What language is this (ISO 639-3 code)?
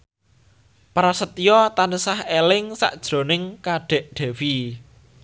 jav